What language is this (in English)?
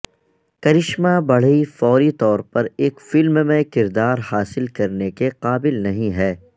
Urdu